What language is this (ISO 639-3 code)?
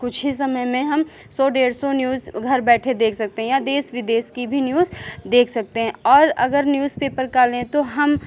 hin